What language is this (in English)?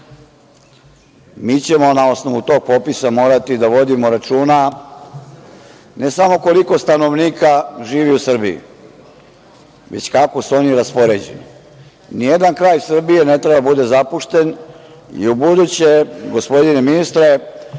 Serbian